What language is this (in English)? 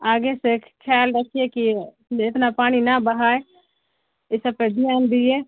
Urdu